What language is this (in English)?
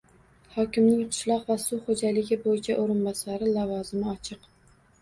Uzbek